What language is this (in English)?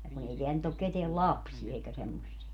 Finnish